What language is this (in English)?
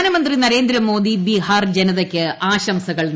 Malayalam